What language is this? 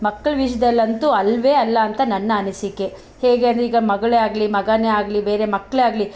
Kannada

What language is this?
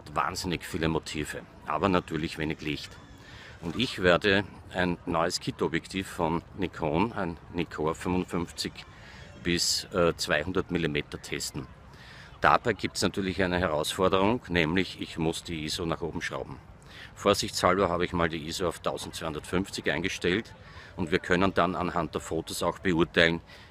German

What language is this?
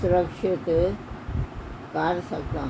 Punjabi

